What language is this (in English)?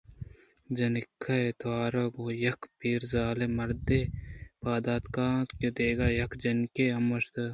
Eastern Balochi